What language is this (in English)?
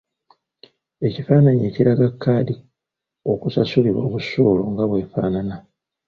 Ganda